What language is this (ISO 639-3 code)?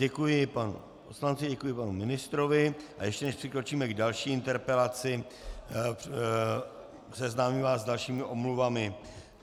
ces